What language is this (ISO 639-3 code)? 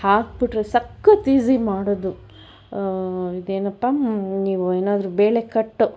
kan